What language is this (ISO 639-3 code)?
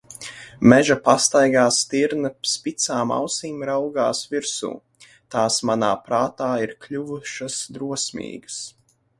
lav